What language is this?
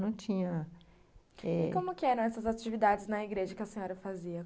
Portuguese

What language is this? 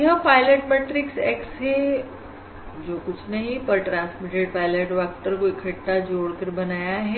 Hindi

